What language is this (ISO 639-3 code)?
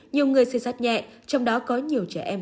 vie